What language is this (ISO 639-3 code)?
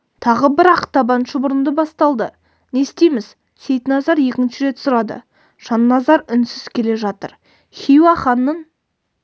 kaz